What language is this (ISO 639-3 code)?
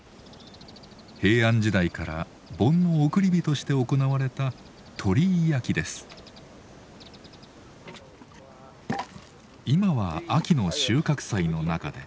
jpn